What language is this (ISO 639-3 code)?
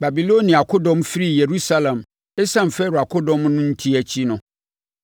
aka